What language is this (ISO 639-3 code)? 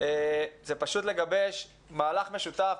heb